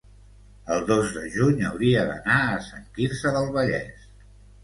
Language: Catalan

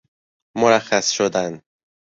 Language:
Persian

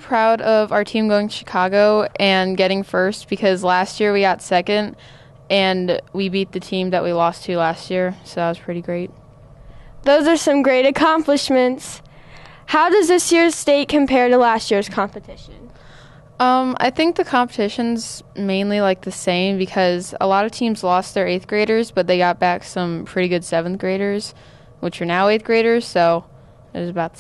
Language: English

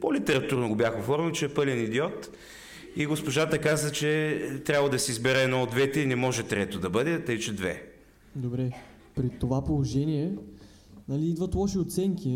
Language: Bulgarian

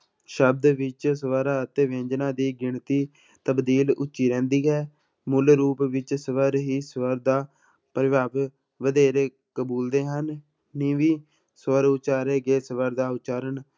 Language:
Punjabi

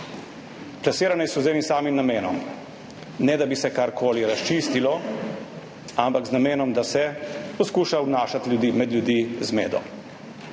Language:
Slovenian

